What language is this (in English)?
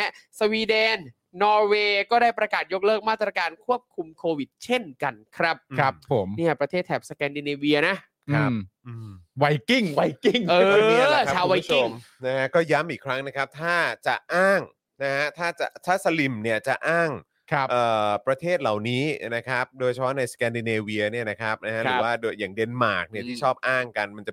Thai